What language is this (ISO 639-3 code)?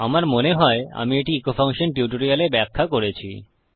ben